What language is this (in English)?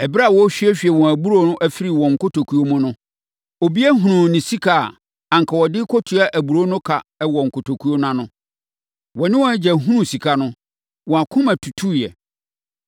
Akan